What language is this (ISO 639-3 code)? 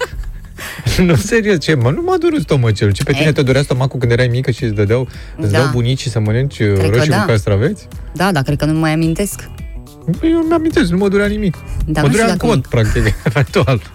ron